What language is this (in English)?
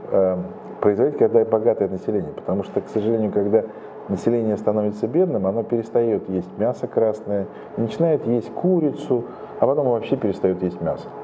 Russian